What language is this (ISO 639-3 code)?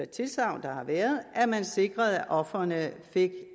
dan